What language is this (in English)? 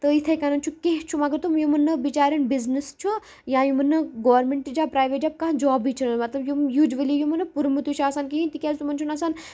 Kashmiri